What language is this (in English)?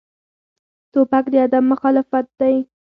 Pashto